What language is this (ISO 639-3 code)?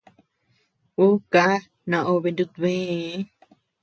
cux